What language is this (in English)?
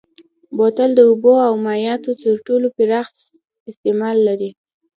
Pashto